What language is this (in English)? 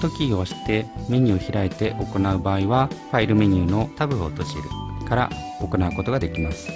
Japanese